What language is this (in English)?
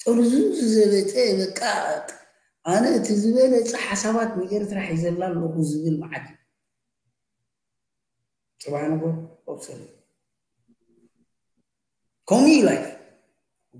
Arabic